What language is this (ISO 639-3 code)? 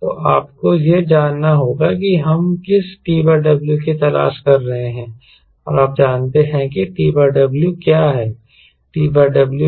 hin